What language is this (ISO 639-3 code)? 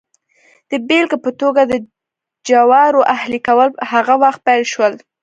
pus